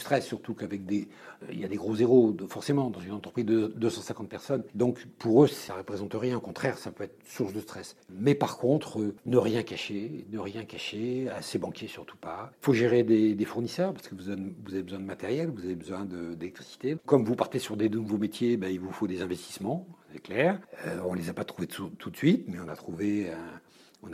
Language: French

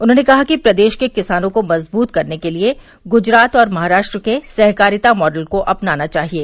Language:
Hindi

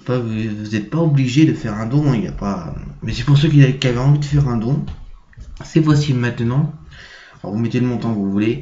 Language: French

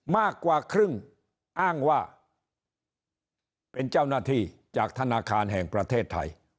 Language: Thai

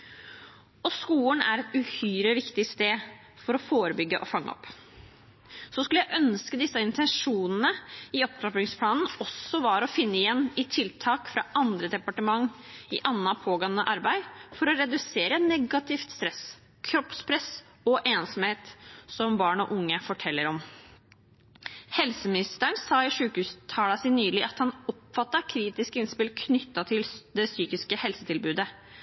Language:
Norwegian Bokmål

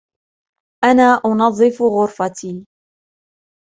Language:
Arabic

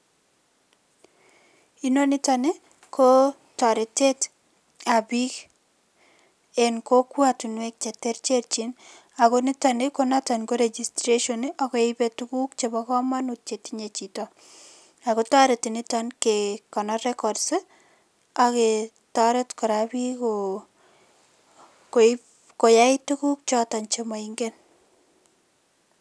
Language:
Kalenjin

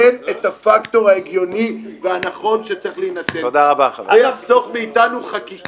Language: Hebrew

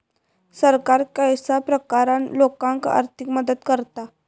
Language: Marathi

